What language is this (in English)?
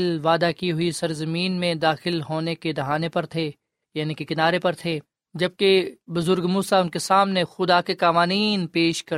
Urdu